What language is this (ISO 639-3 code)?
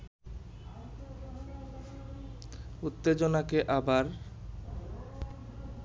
ben